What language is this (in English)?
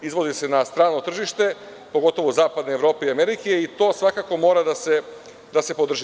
Serbian